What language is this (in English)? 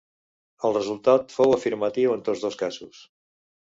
Catalan